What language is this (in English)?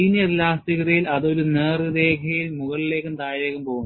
Malayalam